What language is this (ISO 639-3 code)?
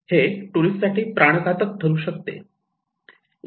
mar